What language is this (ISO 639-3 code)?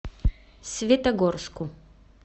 rus